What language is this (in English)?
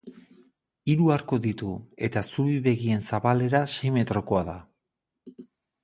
Basque